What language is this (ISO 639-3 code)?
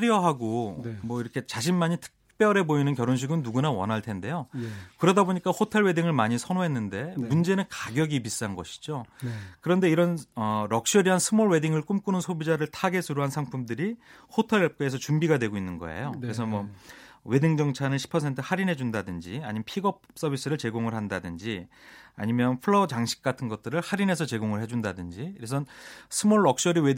kor